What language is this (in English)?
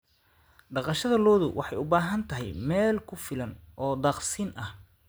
Somali